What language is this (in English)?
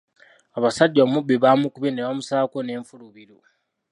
Ganda